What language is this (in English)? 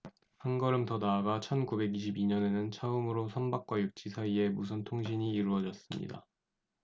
Korean